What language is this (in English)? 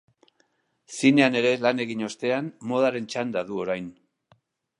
Basque